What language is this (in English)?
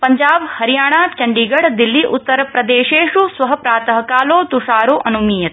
Sanskrit